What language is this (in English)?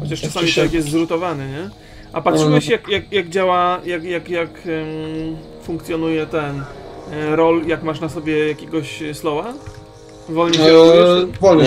Polish